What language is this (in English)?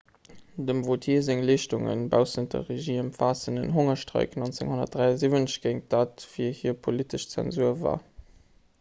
Luxembourgish